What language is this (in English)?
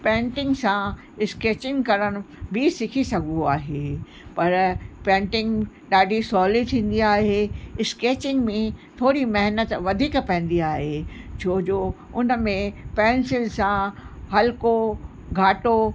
Sindhi